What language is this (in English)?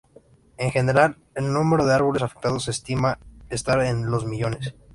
Spanish